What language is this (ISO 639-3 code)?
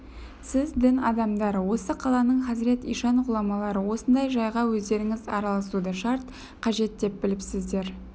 kaz